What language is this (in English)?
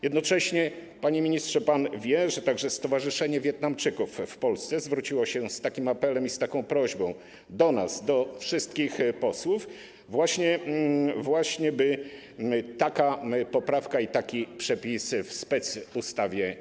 Polish